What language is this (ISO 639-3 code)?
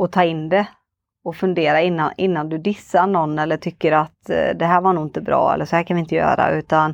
swe